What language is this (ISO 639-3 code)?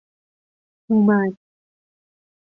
fas